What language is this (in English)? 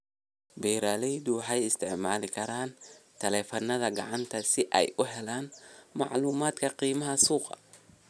Somali